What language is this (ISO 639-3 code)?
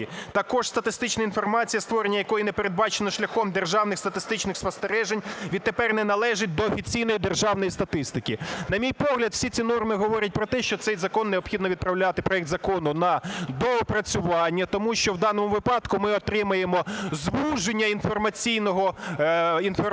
ukr